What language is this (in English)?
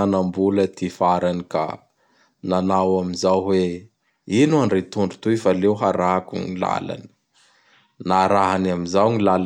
Bara Malagasy